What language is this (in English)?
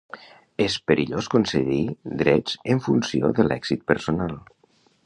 Catalan